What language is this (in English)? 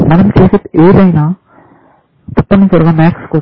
Telugu